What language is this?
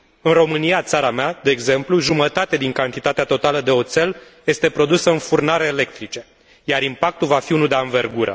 Romanian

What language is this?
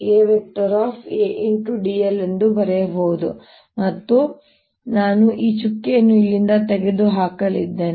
Kannada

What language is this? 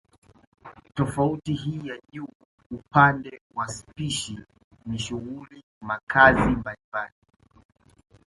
Swahili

